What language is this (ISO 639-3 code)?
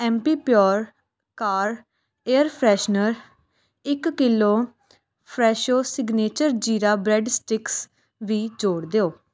pan